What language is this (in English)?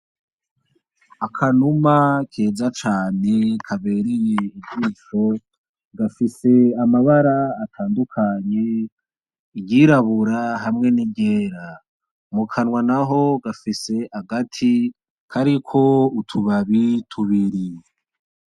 Rundi